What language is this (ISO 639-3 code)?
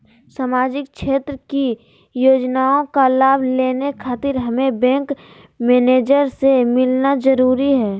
mag